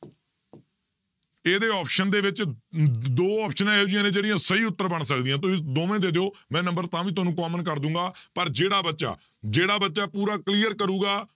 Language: Punjabi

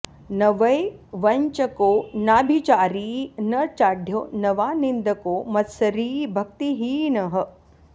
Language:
Sanskrit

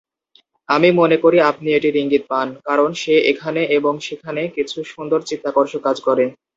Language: Bangla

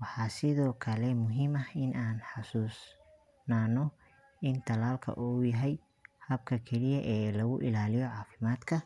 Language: Somali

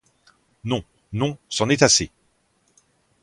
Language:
French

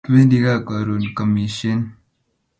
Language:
Kalenjin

